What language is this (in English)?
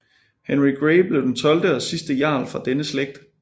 Danish